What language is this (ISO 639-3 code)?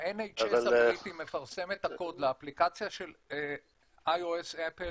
heb